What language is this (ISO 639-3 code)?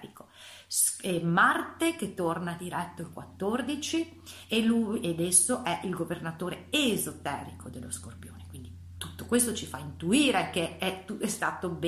ita